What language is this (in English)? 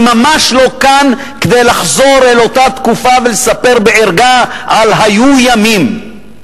Hebrew